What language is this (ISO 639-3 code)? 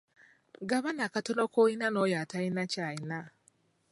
lug